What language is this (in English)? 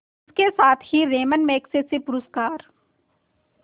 Hindi